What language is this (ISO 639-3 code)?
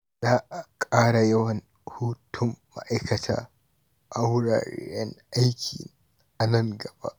hau